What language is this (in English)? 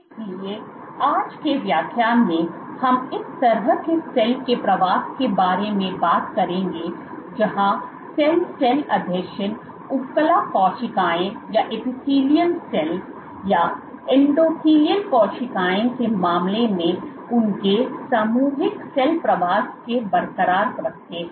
Hindi